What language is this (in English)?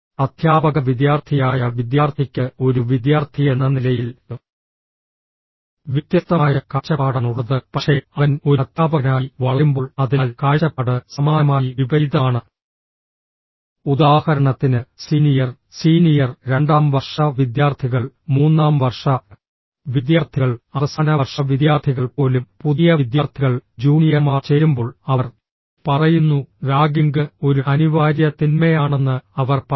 Malayalam